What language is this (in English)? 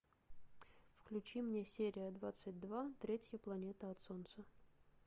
Russian